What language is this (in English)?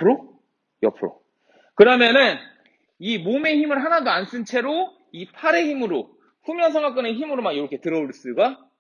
Korean